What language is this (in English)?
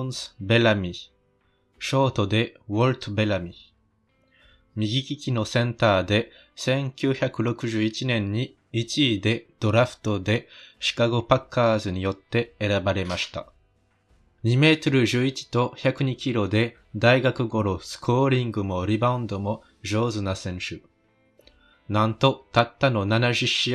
Japanese